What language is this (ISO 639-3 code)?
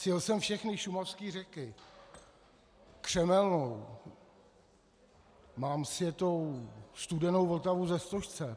ces